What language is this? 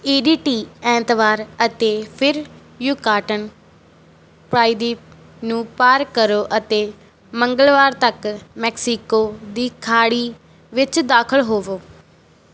Punjabi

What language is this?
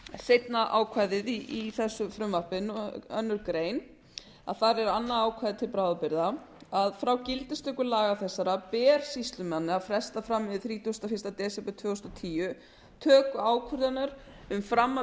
Icelandic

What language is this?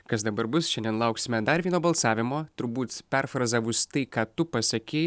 Lithuanian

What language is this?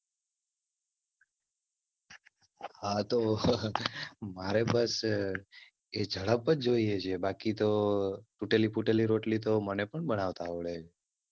Gujarati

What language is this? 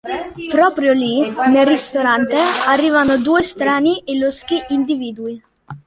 Italian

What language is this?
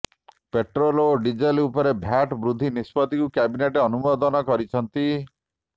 Odia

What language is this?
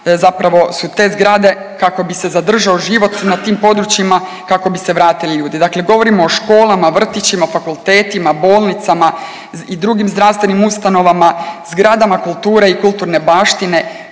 Croatian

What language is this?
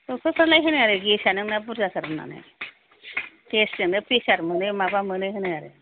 Bodo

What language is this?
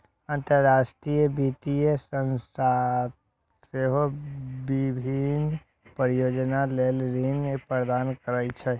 Maithili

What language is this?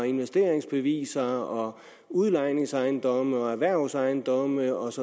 Danish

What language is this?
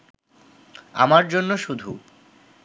Bangla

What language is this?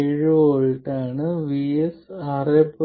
Malayalam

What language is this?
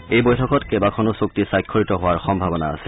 Assamese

